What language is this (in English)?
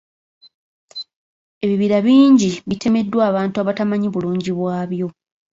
Ganda